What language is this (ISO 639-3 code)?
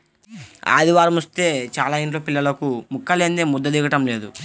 tel